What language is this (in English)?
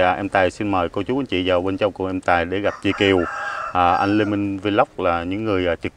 Vietnamese